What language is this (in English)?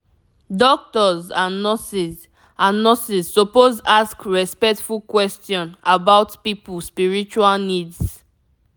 Nigerian Pidgin